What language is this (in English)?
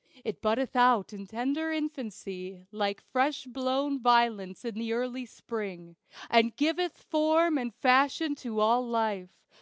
English